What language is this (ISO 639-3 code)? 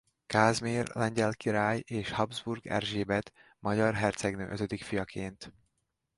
hun